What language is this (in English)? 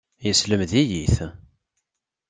Kabyle